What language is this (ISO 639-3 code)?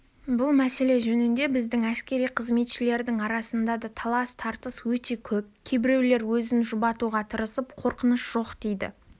kaz